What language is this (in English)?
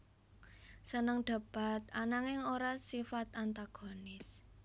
Javanese